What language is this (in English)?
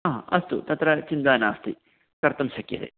Sanskrit